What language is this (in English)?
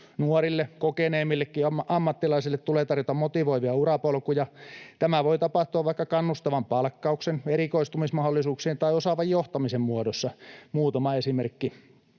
Finnish